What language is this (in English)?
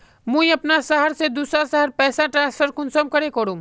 Magahi